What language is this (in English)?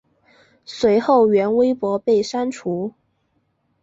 Chinese